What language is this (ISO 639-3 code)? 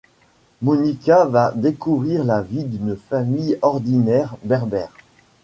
fra